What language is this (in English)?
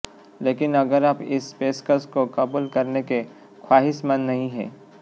Hindi